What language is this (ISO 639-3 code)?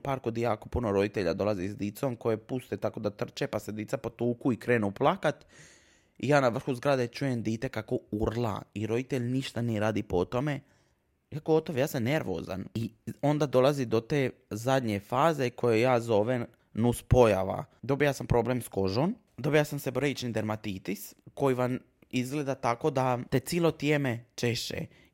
hrv